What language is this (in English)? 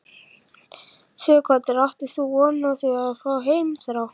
Icelandic